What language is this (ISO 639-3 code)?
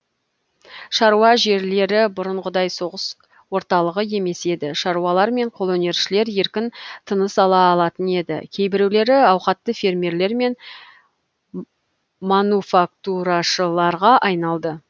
kaz